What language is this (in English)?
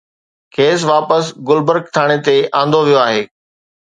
Sindhi